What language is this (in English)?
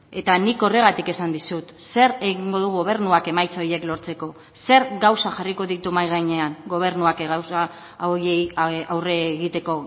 Basque